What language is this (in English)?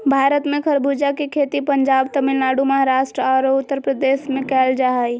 Magahi